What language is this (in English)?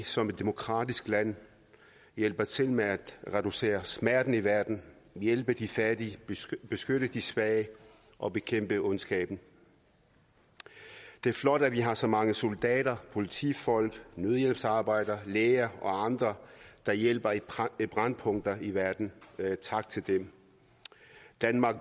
Danish